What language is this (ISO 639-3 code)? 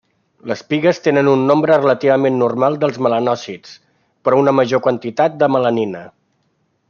cat